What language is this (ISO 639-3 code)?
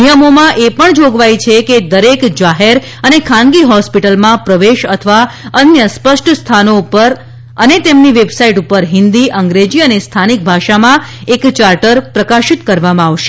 guj